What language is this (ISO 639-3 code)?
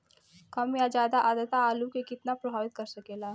bho